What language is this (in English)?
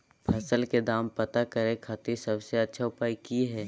Magahi